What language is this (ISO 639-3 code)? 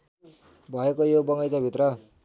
nep